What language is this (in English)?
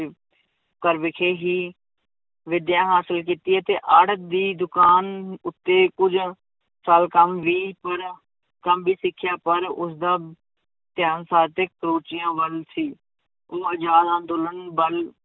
Punjabi